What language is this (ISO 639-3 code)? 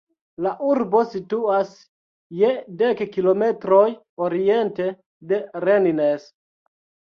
epo